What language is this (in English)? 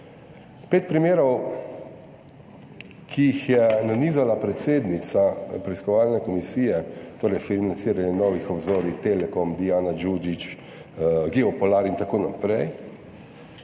Slovenian